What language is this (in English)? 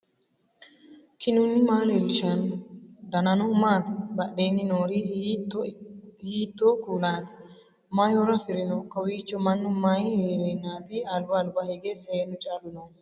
Sidamo